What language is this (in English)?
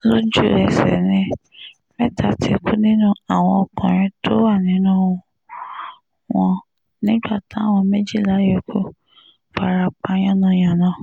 Yoruba